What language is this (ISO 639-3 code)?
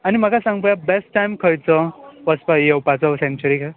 kok